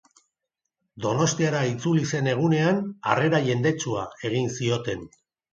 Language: Basque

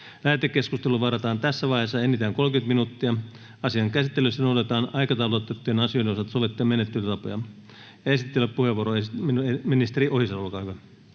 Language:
Finnish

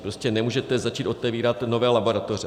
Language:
Czech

